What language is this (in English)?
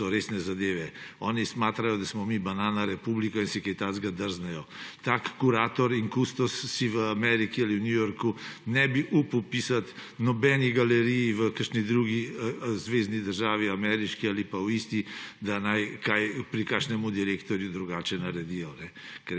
Slovenian